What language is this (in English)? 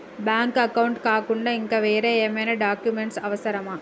Telugu